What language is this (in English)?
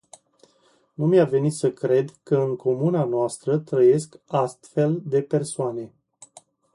Romanian